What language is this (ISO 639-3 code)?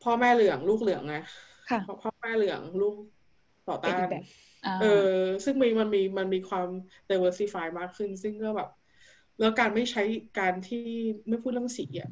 tha